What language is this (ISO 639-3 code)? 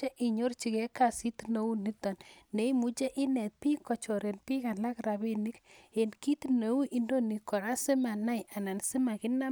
kln